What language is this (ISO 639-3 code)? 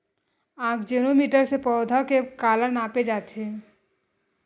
hne